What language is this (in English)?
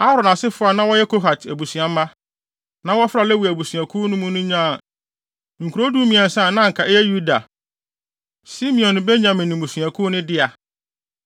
Akan